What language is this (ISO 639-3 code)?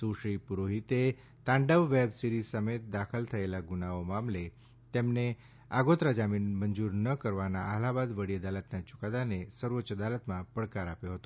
guj